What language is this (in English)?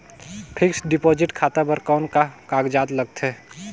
Chhattisgarhi